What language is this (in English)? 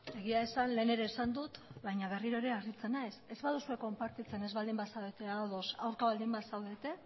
Basque